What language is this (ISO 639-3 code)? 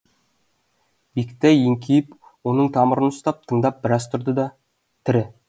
kaz